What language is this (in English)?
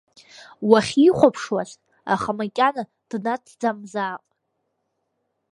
Abkhazian